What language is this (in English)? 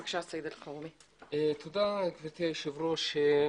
Hebrew